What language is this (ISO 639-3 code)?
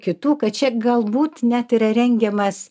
lit